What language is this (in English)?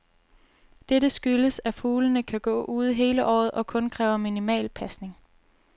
Danish